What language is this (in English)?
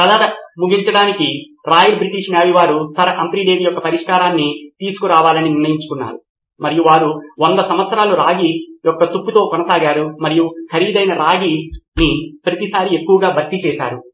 Telugu